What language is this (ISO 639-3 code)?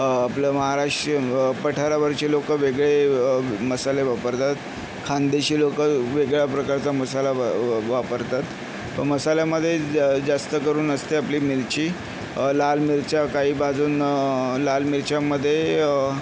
mar